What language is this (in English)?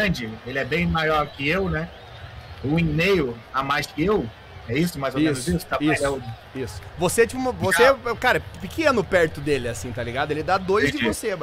Portuguese